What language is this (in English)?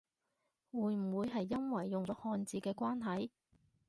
Cantonese